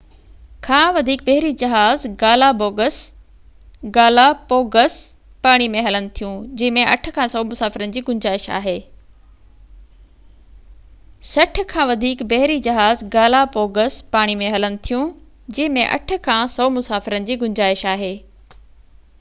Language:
Sindhi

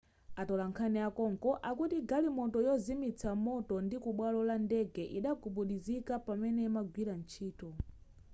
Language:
Nyanja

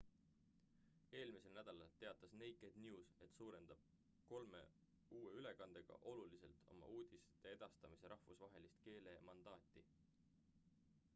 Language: Estonian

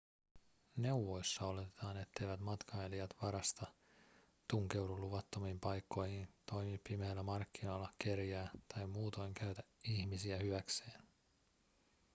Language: Finnish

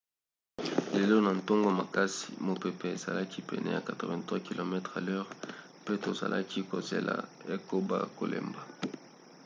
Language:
Lingala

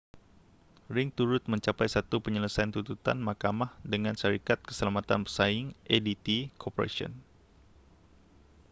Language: Malay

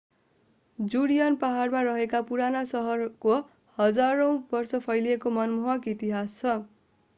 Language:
Nepali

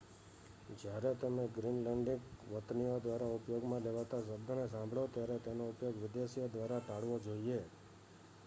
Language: Gujarati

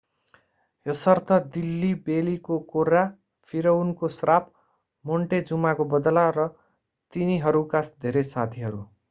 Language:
Nepali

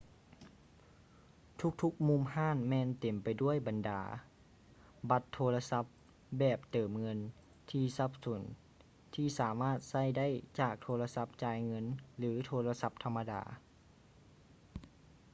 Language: Lao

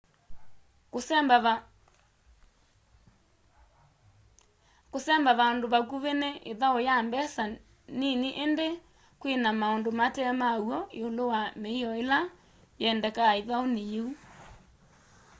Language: Kamba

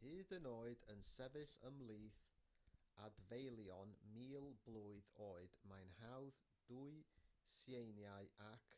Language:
Welsh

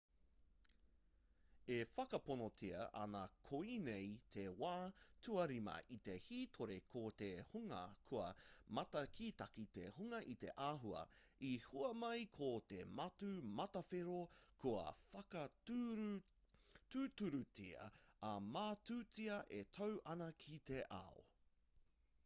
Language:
Māori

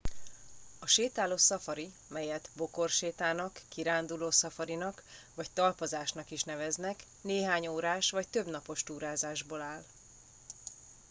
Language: Hungarian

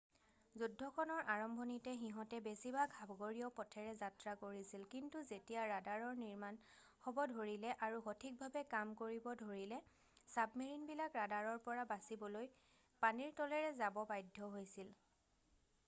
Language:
Assamese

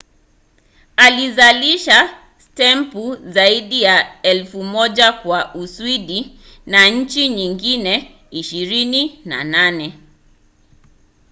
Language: Swahili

